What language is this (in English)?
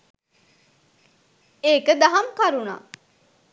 Sinhala